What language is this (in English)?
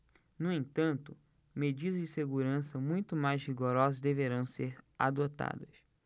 Portuguese